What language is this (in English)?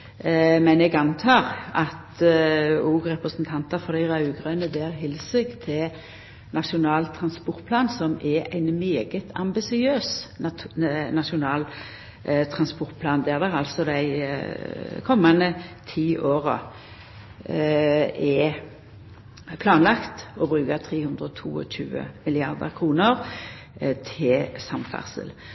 Norwegian Nynorsk